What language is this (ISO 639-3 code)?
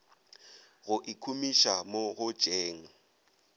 nso